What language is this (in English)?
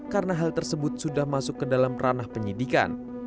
Indonesian